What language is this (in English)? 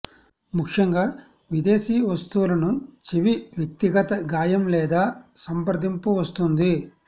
Telugu